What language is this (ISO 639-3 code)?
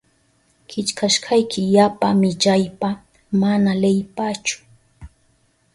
qup